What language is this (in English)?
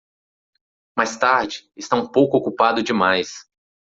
Portuguese